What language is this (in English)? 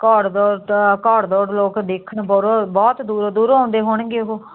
Punjabi